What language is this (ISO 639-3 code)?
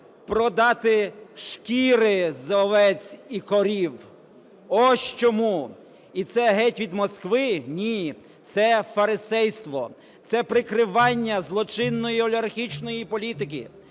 ukr